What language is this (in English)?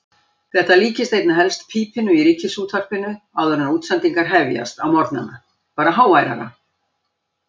Icelandic